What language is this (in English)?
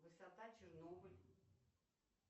Russian